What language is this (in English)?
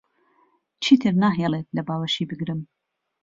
Central Kurdish